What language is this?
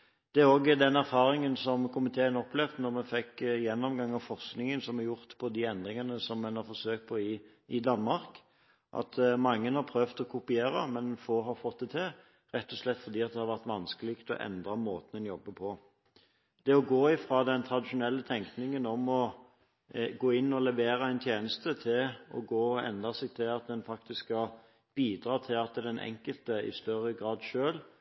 Norwegian Bokmål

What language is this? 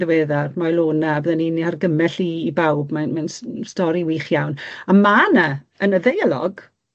Welsh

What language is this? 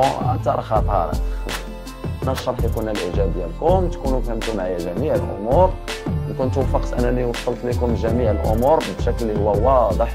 Arabic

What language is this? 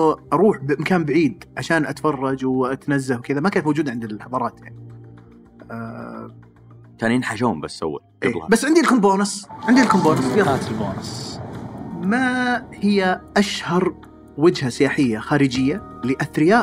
Arabic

